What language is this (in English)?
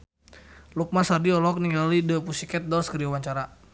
Sundanese